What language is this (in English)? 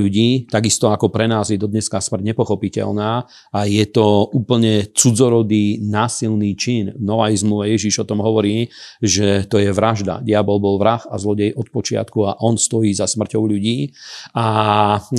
Slovak